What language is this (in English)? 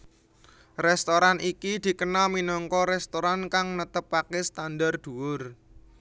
Javanese